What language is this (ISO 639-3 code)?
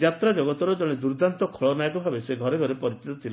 ori